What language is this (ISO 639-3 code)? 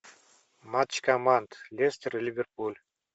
rus